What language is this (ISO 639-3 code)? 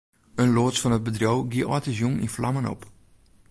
fry